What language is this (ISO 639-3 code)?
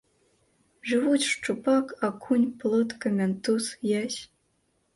bel